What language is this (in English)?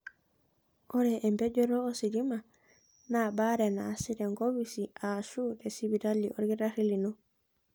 Masai